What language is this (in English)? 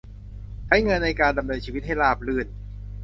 Thai